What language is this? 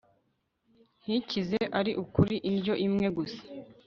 Kinyarwanda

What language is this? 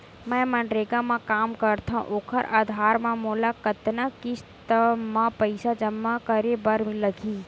Chhattisgarhi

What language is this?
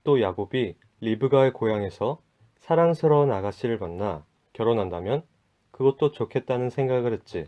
Korean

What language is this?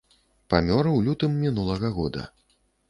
Belarusian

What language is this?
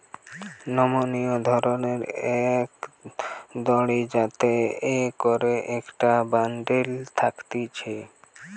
Bangla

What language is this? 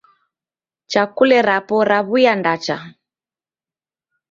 Taita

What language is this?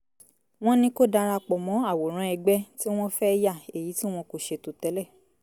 Yoruba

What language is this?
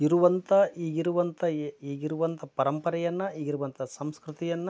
Kannada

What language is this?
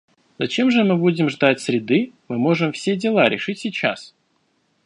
Russian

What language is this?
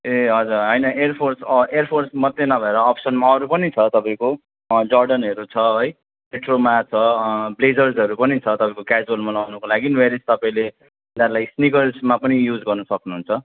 Nepali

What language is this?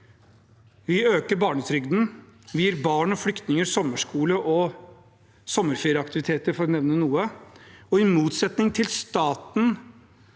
Norwegian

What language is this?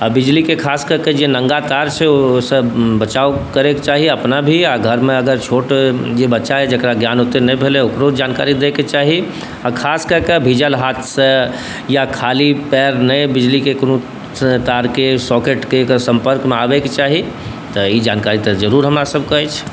Maithili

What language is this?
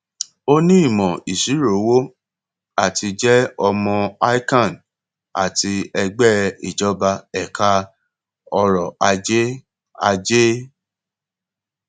Yoruba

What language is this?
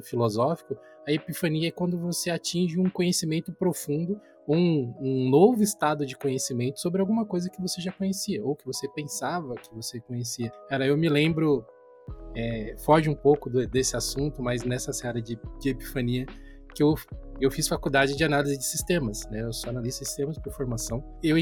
Portuguese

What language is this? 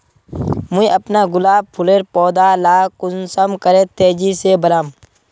Magahi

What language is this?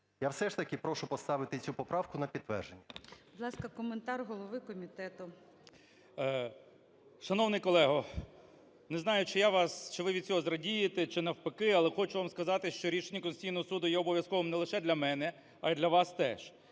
Ukrainian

